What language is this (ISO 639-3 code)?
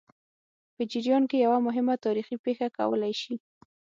pus